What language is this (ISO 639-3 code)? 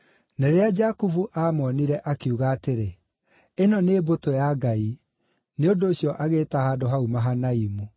kik